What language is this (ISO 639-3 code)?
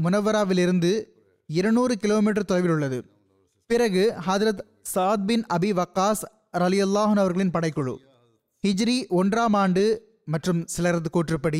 tam